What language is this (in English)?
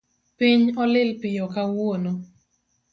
Luo (Kenya and Tanzania)